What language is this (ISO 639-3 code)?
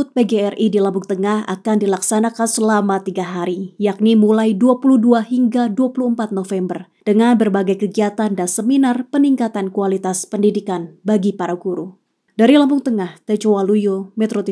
ind